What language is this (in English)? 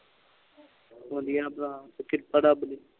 Punjabi